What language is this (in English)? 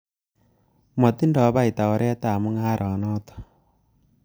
Kalenjin